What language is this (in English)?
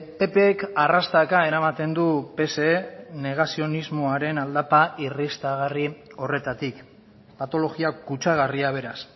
Basque